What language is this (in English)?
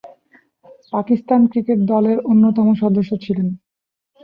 Bangla